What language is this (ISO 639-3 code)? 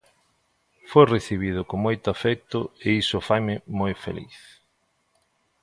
glg